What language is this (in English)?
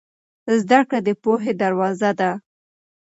Pashto